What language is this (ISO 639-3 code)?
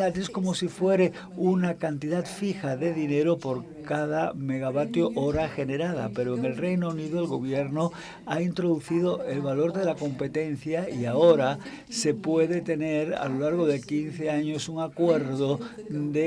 spa